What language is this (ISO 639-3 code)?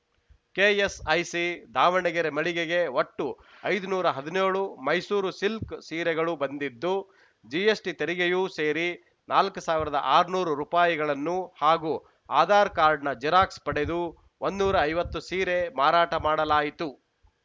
kan